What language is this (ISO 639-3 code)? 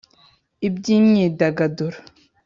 kin